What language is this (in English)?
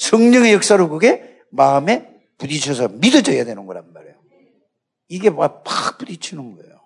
Korean